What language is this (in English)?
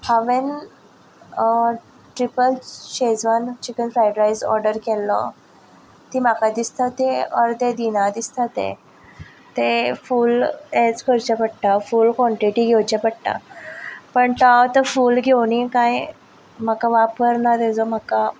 Konkani